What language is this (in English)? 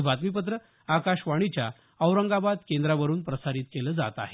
Marathi